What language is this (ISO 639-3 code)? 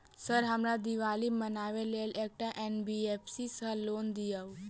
mai